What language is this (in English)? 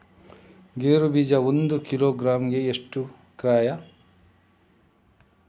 Kannada